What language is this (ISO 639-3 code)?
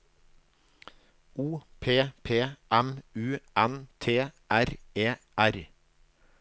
nor